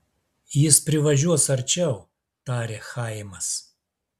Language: Lithuanian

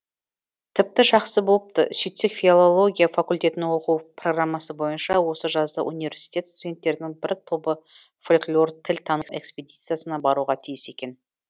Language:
Kazakh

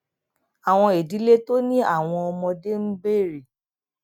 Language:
Yoruba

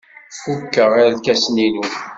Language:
Kabyle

